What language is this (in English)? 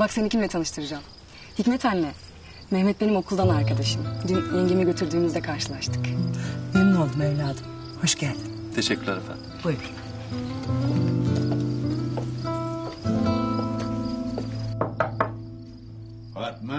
Turkish